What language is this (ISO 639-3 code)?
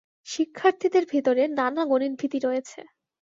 ben